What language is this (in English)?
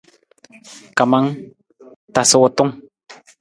Nawdm